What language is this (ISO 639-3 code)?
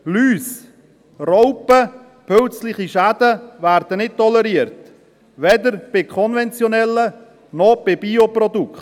gsw